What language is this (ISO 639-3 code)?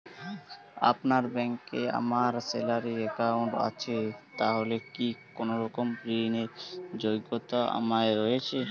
ben